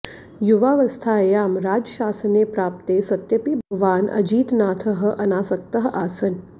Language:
Sanskrit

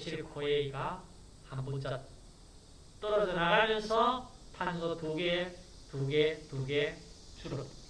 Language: Korean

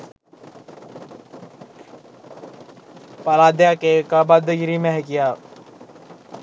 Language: Sinhala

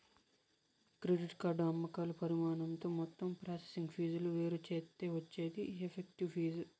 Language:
Telugu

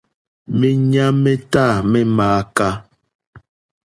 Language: Mokpwe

